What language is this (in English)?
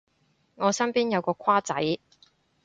Cantonese